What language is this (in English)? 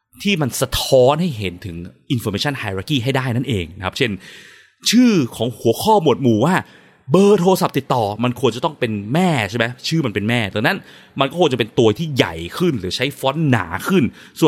Thai